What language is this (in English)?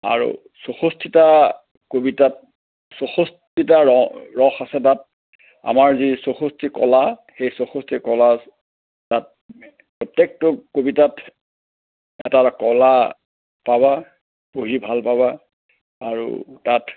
Assamese